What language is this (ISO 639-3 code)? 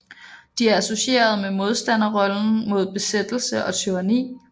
dan